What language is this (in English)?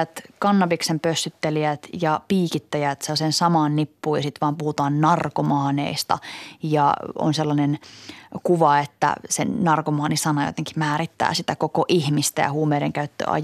Finnish